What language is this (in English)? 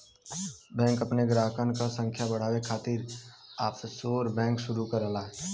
Bhojpuri